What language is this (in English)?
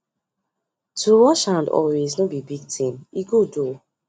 Nigerian Pidgin